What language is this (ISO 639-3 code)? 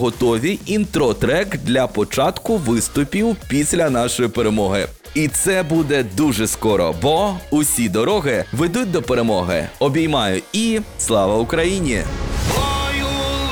ukr